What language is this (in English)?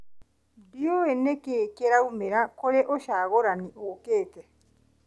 Kikuyu